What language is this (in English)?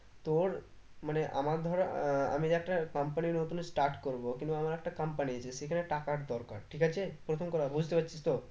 Bangla